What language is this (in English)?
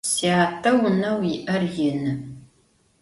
Adyghe